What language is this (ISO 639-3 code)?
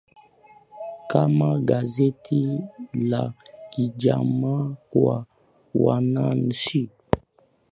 swa